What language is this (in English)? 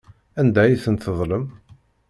Kabyle